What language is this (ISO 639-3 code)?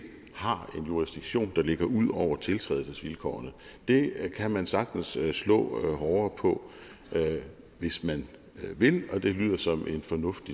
dan